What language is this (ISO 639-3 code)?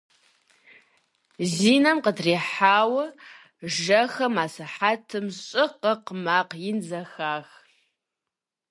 kbd